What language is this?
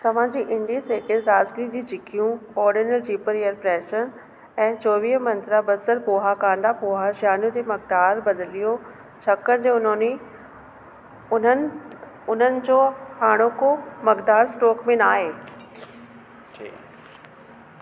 Sindhi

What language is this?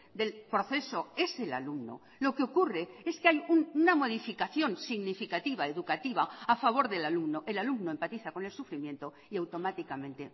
Spanish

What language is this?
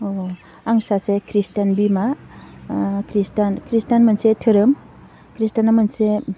Bodo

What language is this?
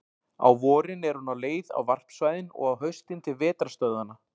Icelandic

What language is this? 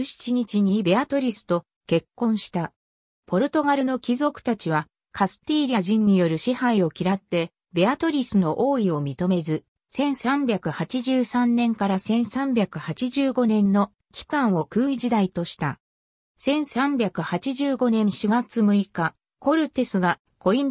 Japanese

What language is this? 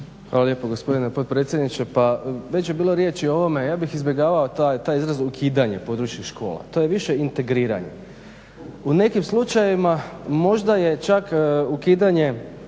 Croatian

